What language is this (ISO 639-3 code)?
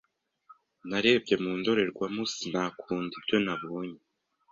kin